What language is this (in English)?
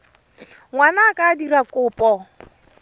Tswana